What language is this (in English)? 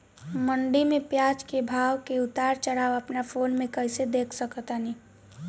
Bhojpuri